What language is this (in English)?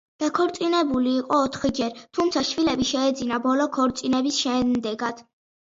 Georgian